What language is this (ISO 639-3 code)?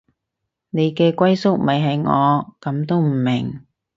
yue